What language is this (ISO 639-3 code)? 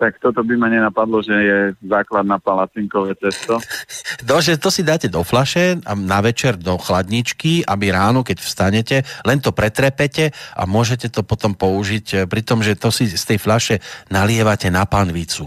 slk